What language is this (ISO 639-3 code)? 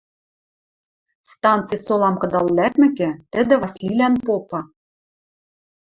mrj